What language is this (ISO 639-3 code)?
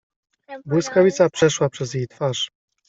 pol